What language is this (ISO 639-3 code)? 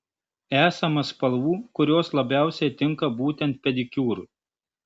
lit